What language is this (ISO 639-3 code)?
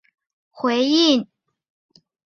zho